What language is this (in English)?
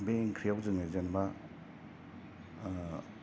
Bodo